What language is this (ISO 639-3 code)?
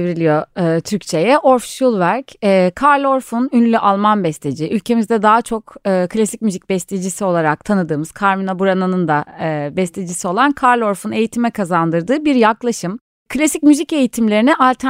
tur